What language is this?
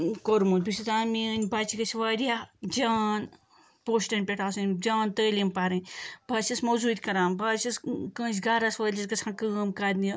Kashmiri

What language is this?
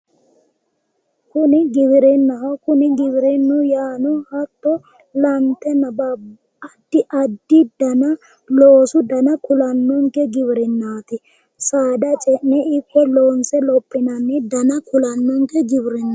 Sidamo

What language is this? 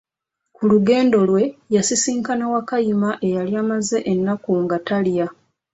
Ganda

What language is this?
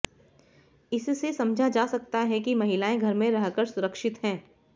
Hindi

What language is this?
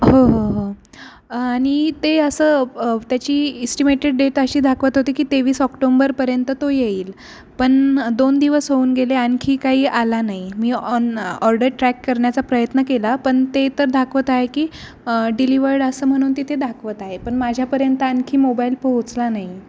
Marathi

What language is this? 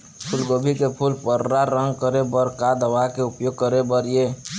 Chhattisgarhi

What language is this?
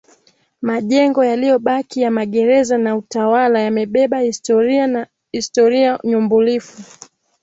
Swahili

